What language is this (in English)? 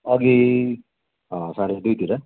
Nepali